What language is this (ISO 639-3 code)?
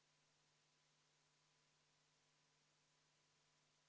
est